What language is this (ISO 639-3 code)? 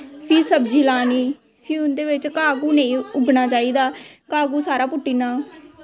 doi